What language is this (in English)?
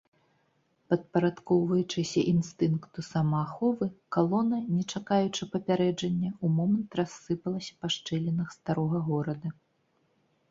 Belarusian